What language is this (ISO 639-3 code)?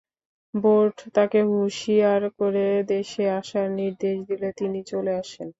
ben